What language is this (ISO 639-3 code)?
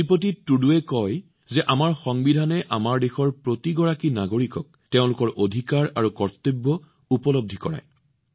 asm